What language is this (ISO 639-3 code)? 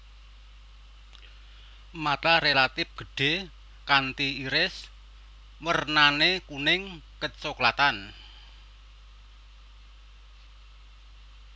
jav